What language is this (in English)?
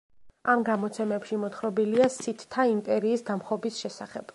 Georgian